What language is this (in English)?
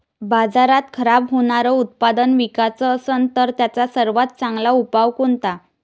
Marathi